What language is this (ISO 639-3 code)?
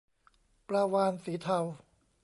tha